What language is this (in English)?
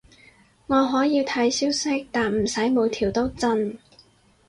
Cantonese